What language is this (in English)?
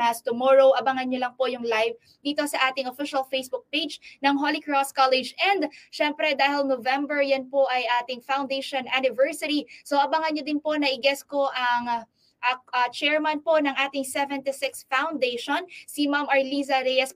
Filipino